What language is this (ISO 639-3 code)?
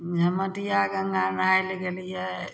mai